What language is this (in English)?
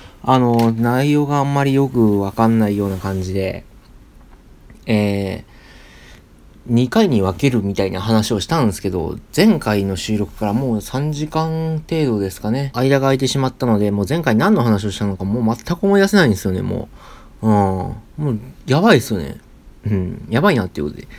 Japanese